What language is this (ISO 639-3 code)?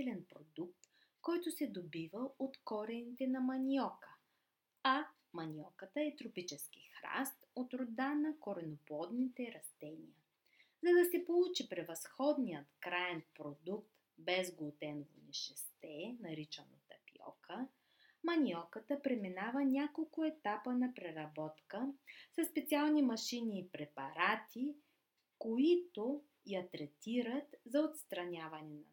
bul